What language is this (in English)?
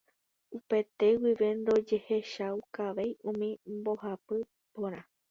Guarani